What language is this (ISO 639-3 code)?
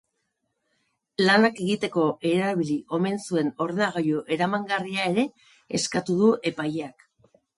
eus